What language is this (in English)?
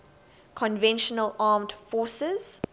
English